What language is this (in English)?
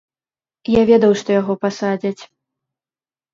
Belarusian